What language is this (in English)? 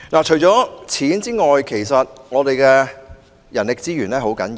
Cantonese